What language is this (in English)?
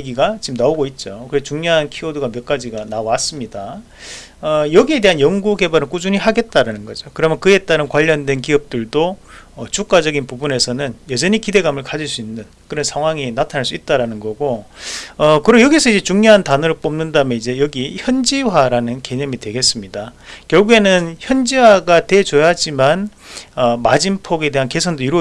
Korean